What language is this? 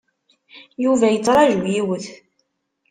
Kabyle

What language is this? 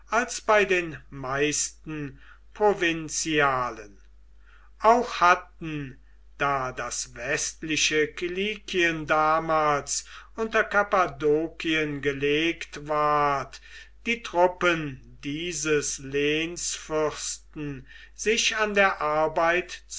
German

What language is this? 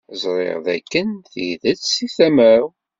Kabyle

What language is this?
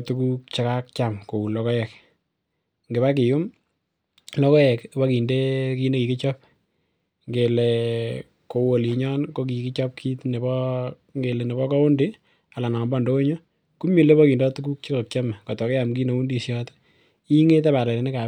Kalenjin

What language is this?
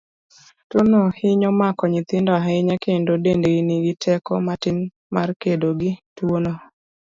Luo (Kenya and Tanzania)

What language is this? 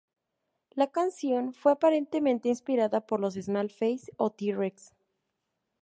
Spanish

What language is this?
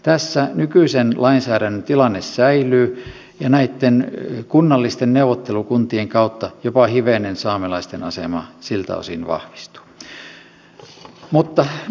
Finnish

